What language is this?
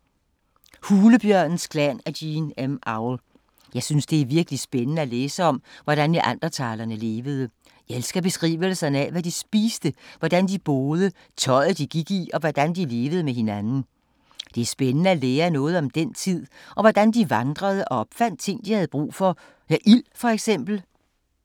Danish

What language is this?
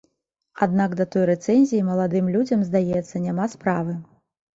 Belarusian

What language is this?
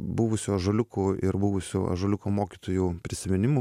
Lithuanian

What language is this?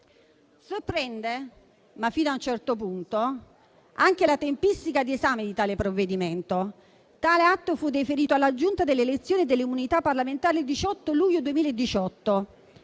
Italian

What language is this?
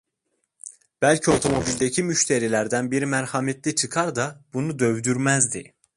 Turkish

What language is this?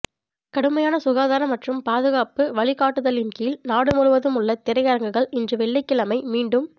Tamil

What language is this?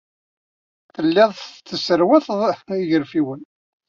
Kabyle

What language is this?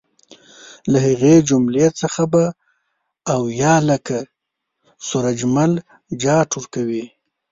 Pashto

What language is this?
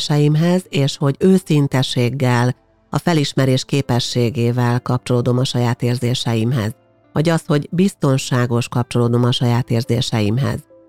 Hungarian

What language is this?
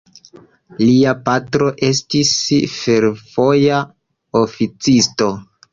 Esperanto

